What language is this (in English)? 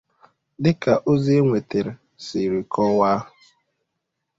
Igbo